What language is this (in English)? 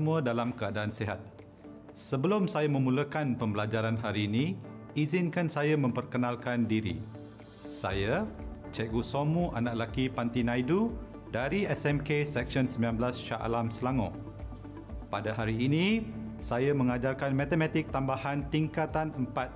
Malay